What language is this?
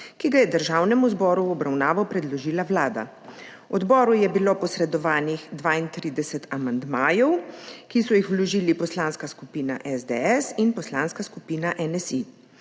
Slovenian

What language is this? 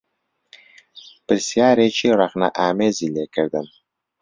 Central Kurdish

